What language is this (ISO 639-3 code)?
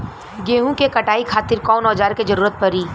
bho